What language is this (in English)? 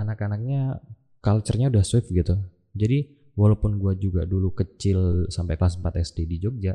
Indonesian